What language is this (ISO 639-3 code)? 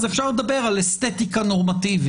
heb